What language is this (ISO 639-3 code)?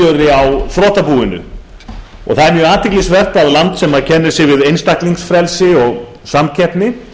isl